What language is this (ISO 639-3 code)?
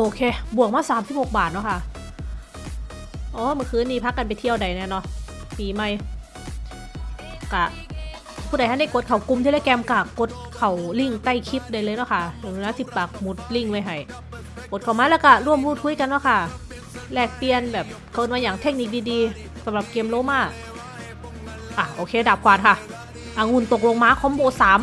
tha